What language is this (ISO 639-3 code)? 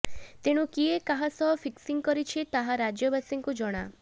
ori